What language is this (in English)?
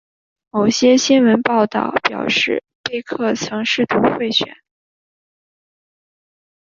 Chinese